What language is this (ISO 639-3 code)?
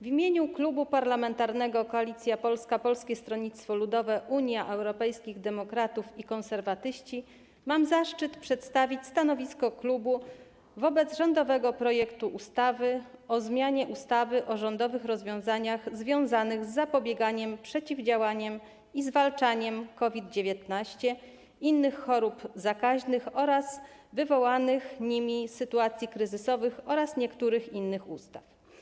pol